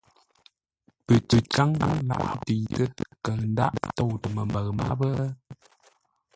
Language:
Ngombale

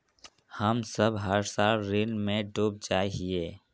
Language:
Magahi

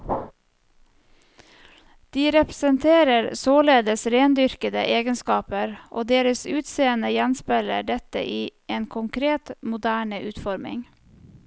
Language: Norwegian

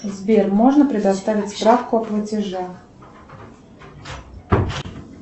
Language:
Russian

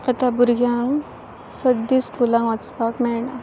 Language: Konkani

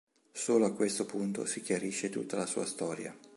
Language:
Italian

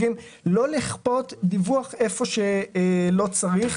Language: Hebrew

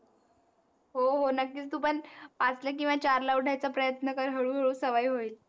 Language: Marathi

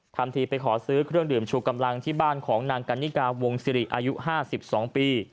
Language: Thai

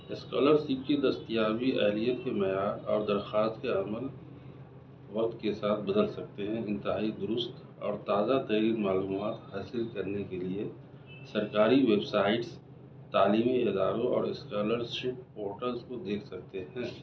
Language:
Urdu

